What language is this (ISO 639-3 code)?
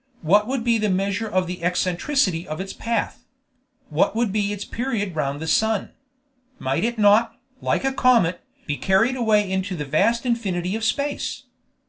eng